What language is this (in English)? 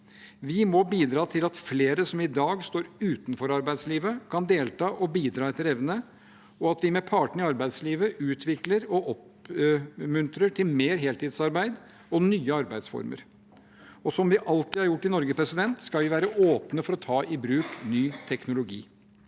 Norwegian